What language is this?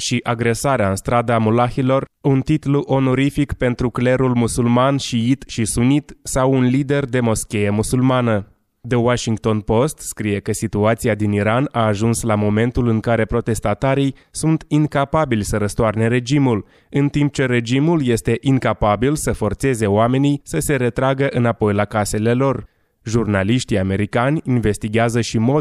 Romanian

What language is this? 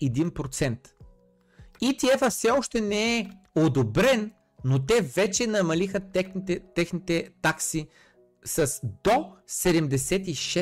Bulgarian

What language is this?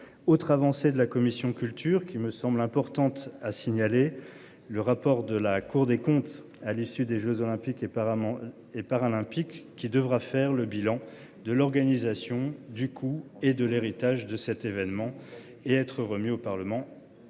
French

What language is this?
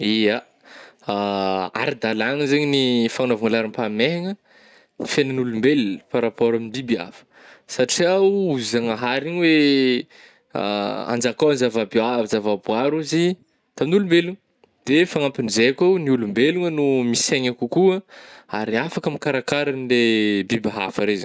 Northern Betsimisaraka Malagasy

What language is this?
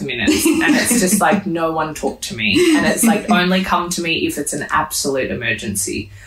English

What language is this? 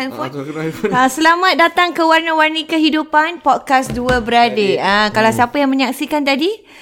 Malay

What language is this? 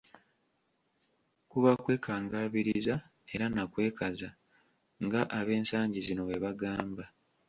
Ganda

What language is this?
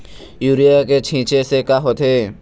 Chhattisgarhi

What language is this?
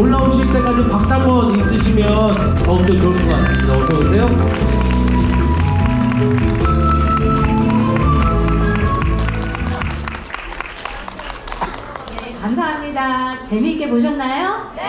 Korean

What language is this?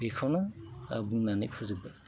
Bodo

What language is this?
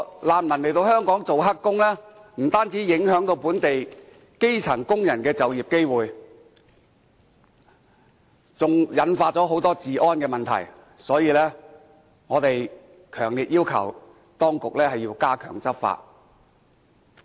Cantonese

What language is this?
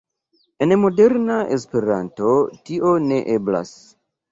Esperanto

